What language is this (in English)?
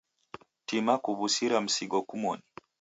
Taita